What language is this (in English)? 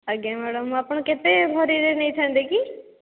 Odia